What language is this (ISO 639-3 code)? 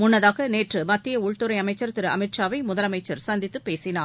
tam